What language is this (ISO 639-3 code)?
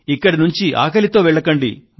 tel